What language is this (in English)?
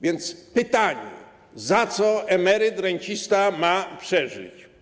Polish